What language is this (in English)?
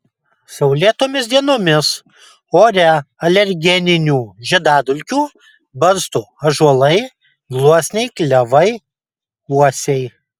Lithuanian